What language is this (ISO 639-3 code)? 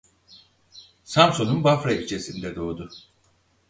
tur